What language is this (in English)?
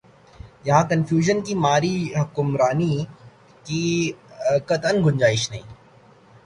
Urdu